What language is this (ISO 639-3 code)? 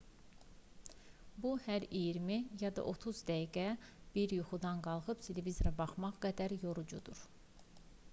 aze